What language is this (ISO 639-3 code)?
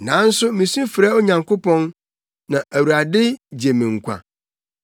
aka